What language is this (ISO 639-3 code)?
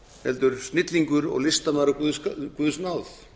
isl